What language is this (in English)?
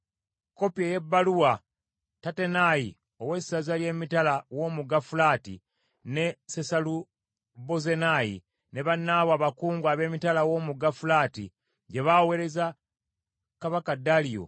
Ganda